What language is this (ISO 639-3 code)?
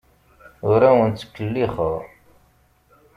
kab